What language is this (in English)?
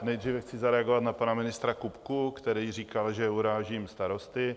Czech